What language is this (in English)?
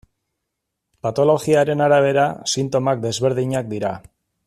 Basque